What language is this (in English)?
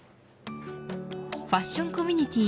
Japanese